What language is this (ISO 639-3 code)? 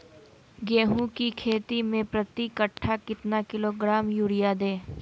mag